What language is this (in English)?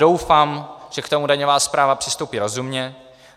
Czech